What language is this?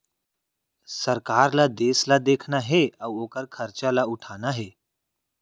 Chhattisgarhi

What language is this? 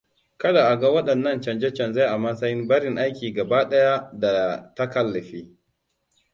Hausa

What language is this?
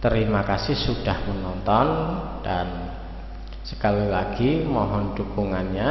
Indonesian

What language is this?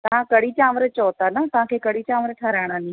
Sindhi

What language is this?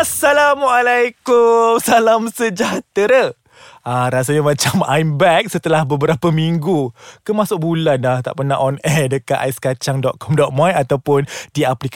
Malay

